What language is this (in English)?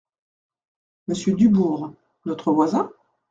French